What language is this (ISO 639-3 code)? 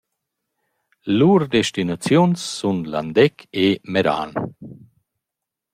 roh